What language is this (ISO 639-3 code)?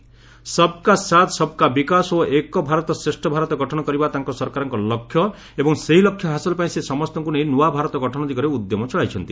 ori